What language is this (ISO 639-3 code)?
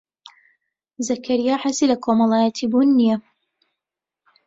ckb